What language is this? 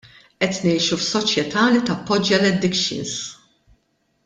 Maltese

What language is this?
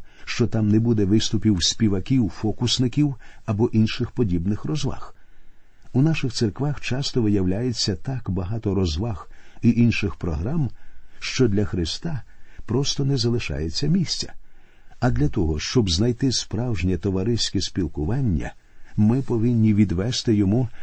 Ukrainian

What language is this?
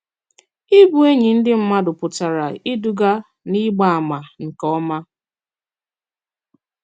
Igbo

